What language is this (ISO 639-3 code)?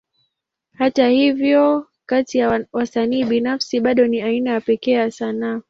swa